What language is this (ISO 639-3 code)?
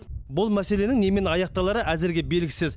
kaz